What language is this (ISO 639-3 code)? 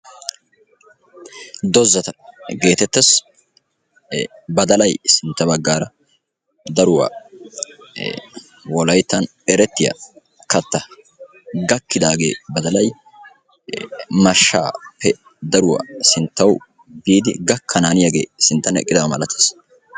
wal